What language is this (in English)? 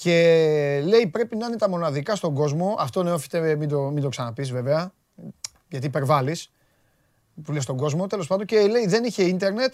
Greek